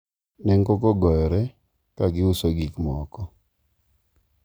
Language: Luo (Kenya and Tanzania)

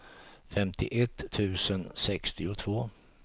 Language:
Swedish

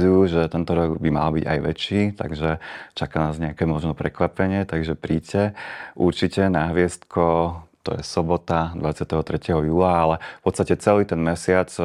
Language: Slovak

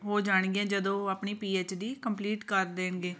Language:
Punjabi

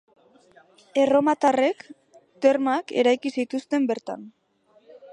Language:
Basque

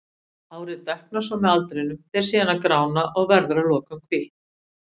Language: Icelandic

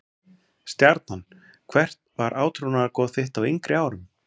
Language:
Icelandic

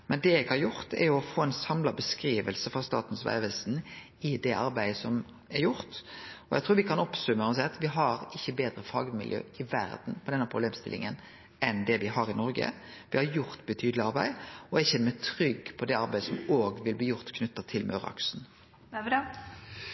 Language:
Norwegian Nynorsk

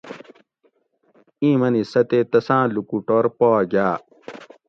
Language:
Gawri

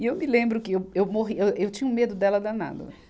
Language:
Portuguese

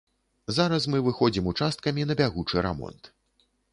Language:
Belarusian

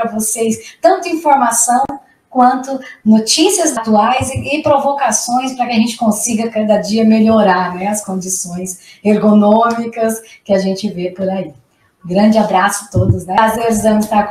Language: Portuguese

